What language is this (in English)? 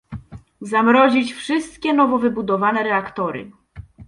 Polish